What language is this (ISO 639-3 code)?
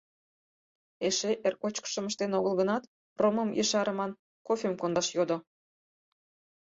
chm